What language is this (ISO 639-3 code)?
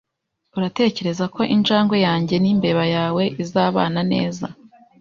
kin